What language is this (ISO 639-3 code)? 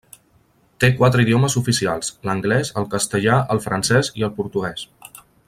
cat